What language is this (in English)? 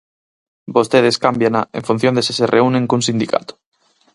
Galician